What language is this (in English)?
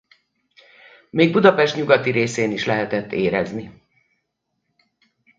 Hungarian